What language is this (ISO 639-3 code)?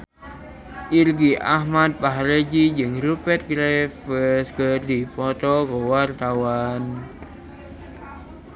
sun